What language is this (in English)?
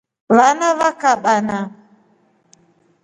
Rombo